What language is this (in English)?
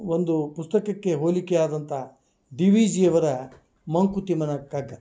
Kannada